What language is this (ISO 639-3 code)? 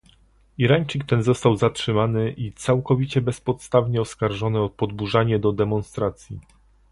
pol